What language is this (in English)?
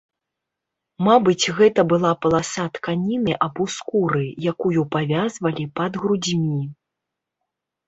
Belarusian